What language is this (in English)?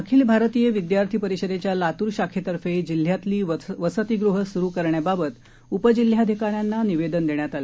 Marathi